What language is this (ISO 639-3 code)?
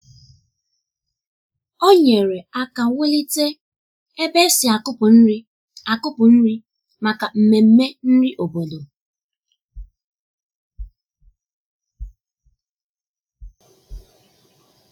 ibo